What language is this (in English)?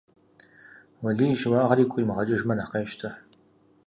Kabardian